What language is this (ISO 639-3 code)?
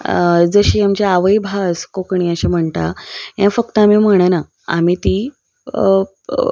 kok